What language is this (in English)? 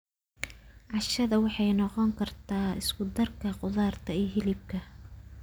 Somali